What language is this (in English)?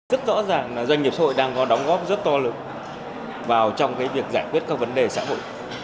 Vietnamese